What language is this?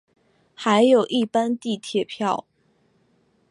Chinese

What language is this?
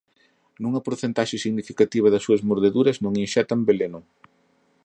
Galician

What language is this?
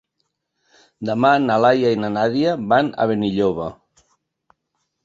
Catalan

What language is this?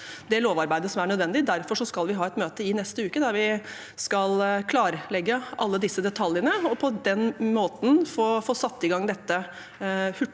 Norwegian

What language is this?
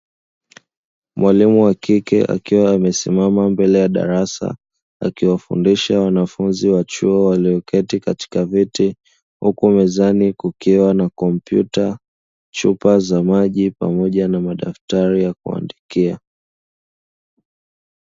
Swahili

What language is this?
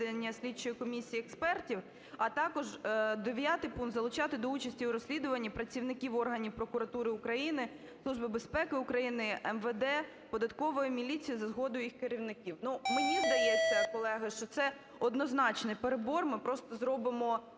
Ukrainian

